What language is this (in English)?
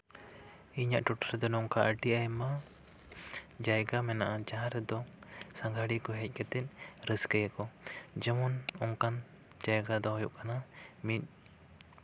Santali